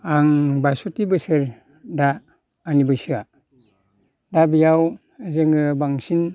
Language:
Bodo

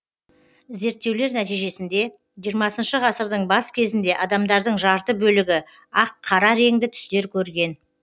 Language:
Kazakh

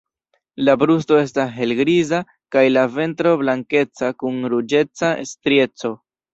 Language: Esperanto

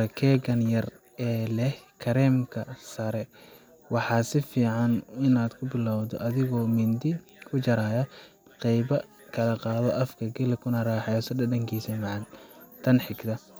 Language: Somali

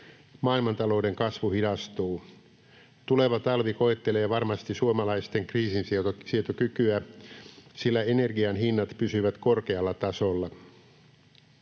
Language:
Finnish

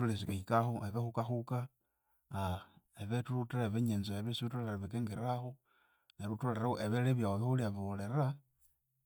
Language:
Konzo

